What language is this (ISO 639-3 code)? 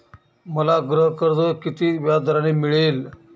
mar